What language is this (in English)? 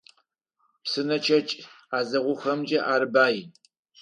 Adyghe